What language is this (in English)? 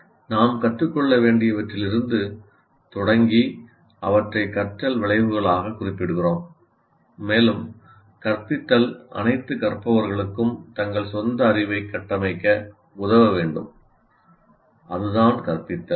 Tamil